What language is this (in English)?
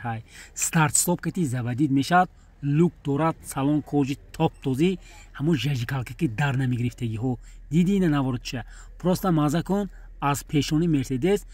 Turkish